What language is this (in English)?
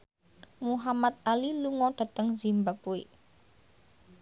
Javanese